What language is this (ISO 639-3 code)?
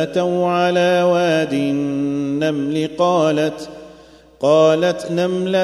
ara